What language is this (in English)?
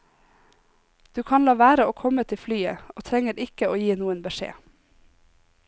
Norwegian